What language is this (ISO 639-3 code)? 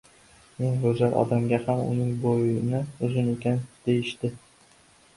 uzb